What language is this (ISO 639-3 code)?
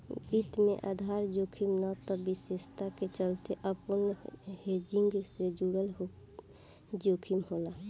bho